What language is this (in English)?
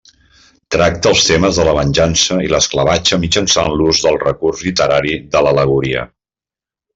Catalan